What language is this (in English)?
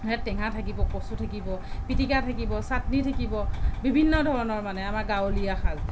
Assamese